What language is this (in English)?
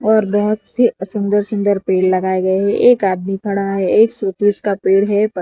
Hindi